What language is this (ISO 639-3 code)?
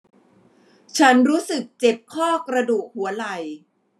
tha